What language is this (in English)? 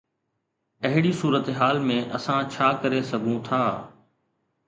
Sindhi